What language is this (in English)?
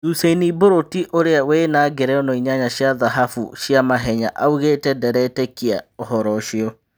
Kikuyu